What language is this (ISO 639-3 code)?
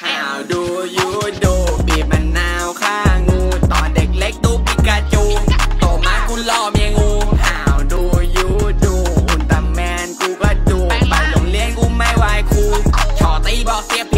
tha